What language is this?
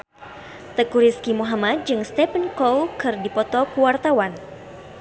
Sundanese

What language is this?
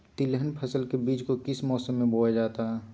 Magahi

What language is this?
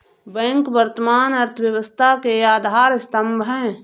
Hindi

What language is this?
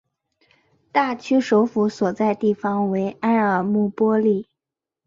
Chinese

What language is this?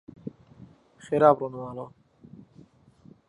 Central Kurdish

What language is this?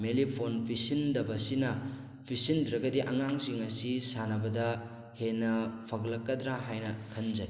Manipuri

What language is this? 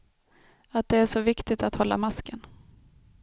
Swedish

